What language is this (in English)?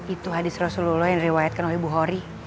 Indonesian